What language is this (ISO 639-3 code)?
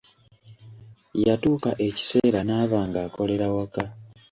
lug